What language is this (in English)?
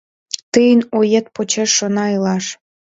Mari